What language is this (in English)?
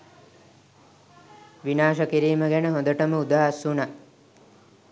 Sinhala